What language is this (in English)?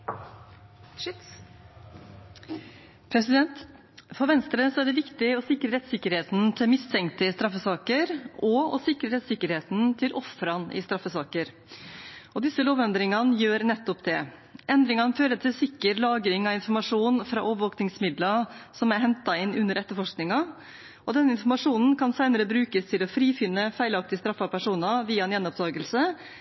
Norwegian